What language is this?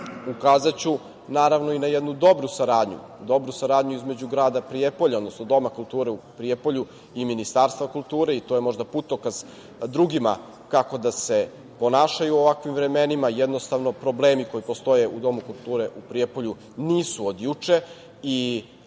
Serbian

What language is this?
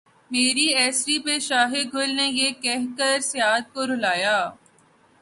Urdu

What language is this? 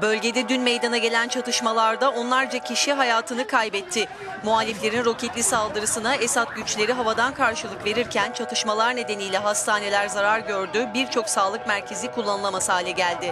Turkish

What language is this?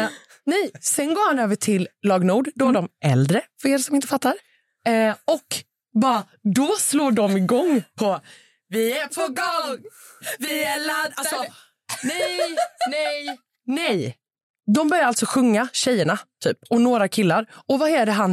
Swedish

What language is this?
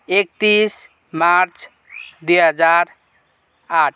Nepali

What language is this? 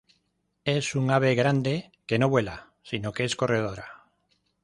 Spanish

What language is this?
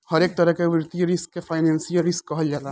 Bhojpuri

